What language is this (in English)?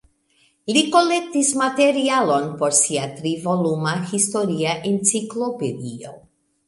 Esperanto